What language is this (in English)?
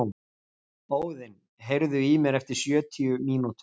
Icelandic